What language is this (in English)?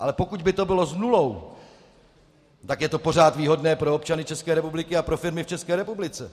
Czech